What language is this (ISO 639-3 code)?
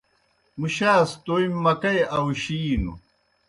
plk